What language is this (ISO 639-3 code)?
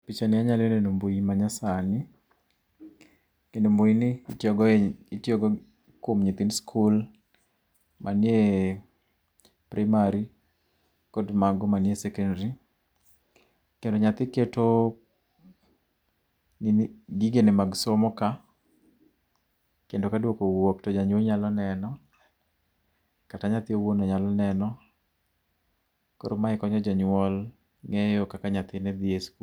luo